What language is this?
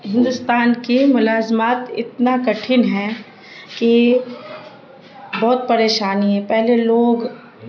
Urdu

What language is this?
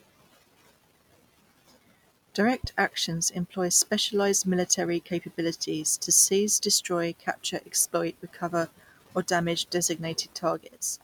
English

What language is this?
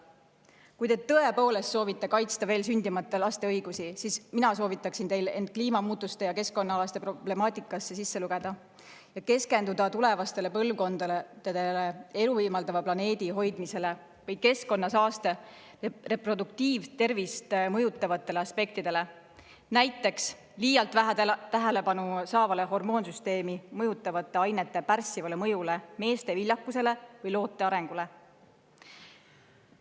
Estonian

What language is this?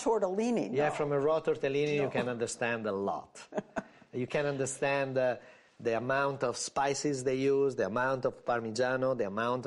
English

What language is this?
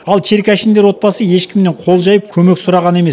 Kazakh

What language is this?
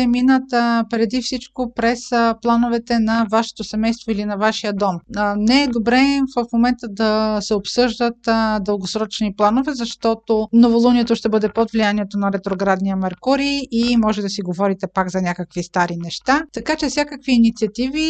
Bulgarian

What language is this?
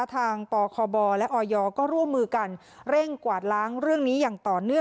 Thai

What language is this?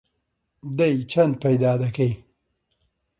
Central Kurdish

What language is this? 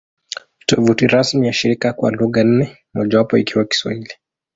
Swahili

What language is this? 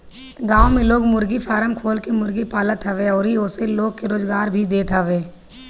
Bhojpuri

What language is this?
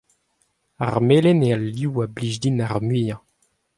Breton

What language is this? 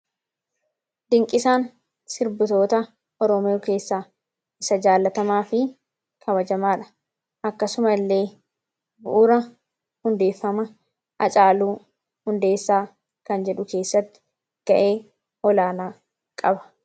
Oromo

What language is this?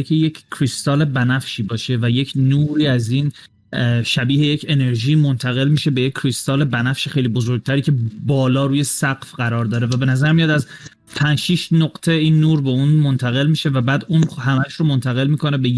Persian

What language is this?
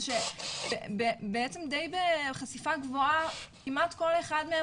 Hebrew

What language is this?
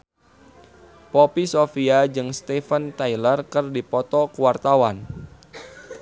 Sundanese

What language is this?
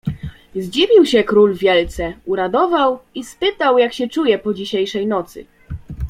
Polish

